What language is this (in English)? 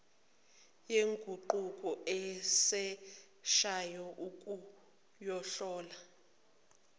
Zulu